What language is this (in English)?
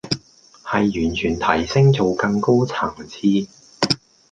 Cantonese